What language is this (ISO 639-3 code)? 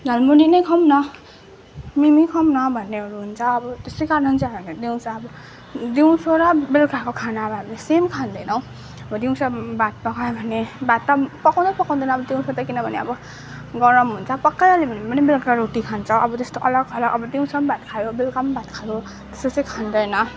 nep